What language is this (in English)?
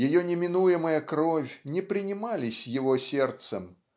Russian